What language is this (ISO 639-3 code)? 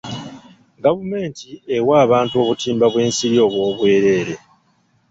lug